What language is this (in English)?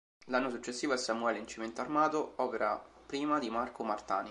Italian